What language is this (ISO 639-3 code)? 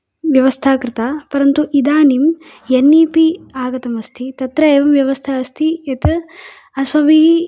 san